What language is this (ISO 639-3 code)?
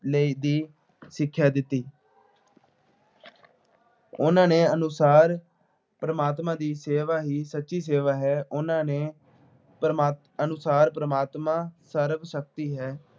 pan